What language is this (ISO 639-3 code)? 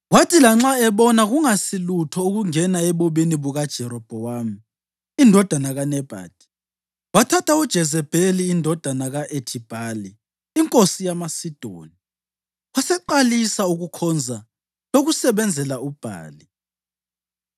nde